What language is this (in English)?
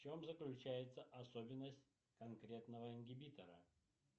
Russian